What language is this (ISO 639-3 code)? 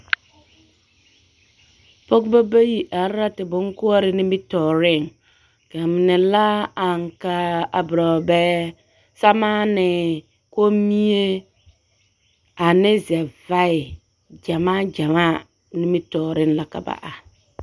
dga